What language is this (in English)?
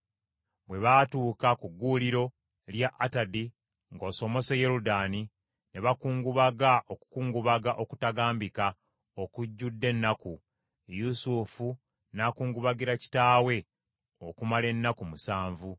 Ganda